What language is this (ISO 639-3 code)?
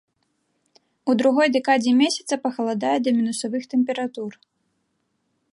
bel